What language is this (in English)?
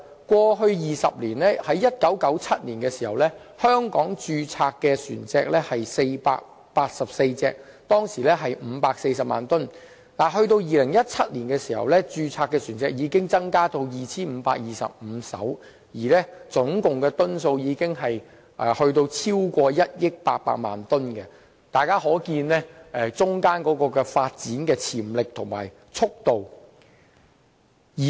Cantonese